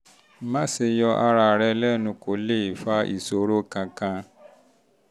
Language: Yoruba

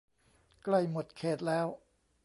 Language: Thai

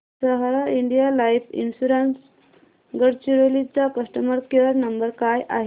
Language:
Marathi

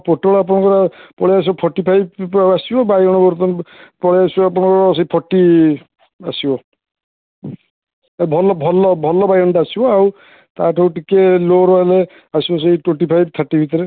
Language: Odia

